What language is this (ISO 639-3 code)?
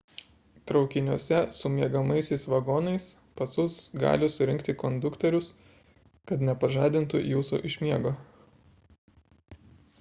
lit